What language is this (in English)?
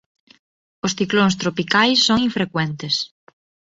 Galician